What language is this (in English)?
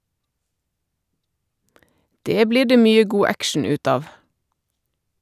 Norwegian